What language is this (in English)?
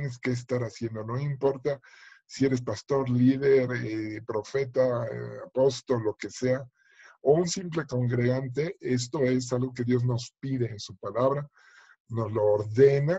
Spanish